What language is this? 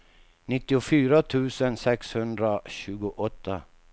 Swedish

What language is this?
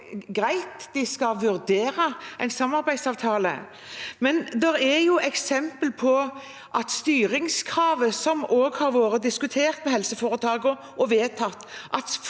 Norwegian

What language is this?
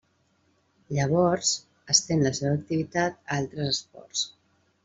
Catalan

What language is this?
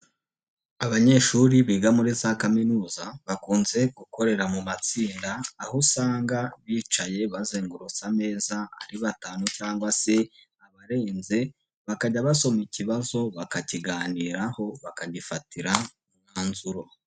Kinyarwanda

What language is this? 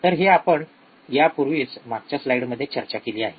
Marathi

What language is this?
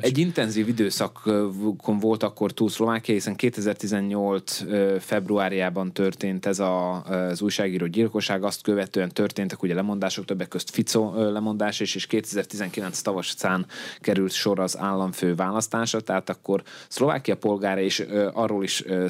Hungarian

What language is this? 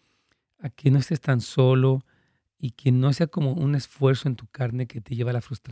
Spanish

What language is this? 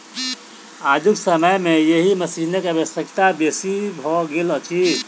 Maithili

